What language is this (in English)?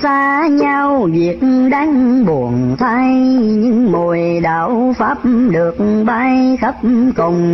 Vietnamese